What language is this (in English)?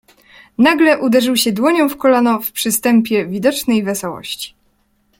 Polish